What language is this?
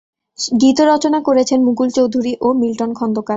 Bangla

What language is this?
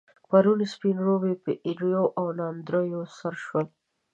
Pashto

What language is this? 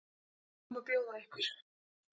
Icelandic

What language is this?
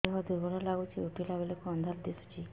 Odia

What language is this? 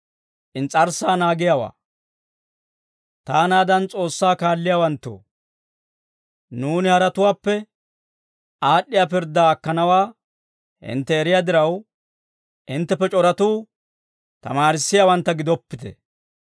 Dawro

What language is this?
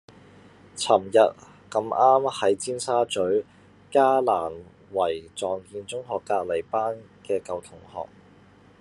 Cantonese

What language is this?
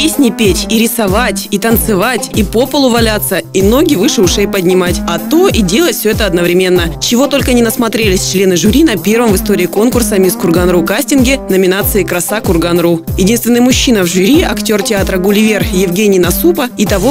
Russian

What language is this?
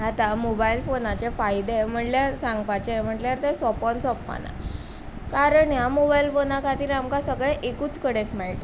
Konkani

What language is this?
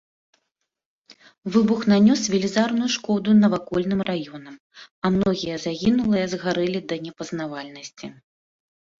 Belarusian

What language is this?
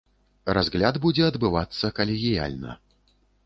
Belarusian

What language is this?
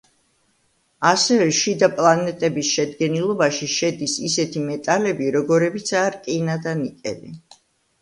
Georgian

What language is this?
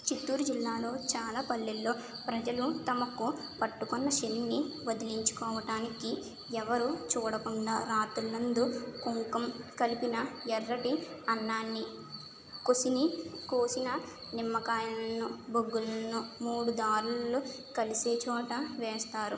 Telugu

